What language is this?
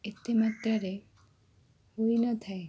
Odia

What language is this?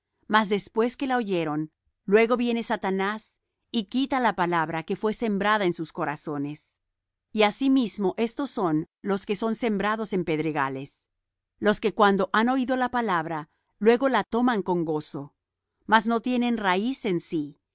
Spanish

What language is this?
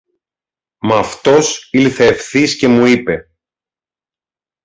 Greek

